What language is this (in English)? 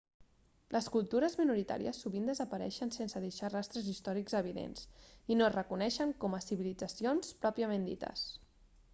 Catalan